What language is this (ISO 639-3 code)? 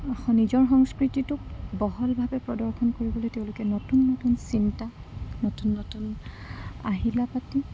asm